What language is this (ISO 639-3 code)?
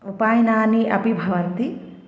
san